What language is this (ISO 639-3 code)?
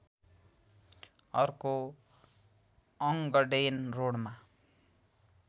nep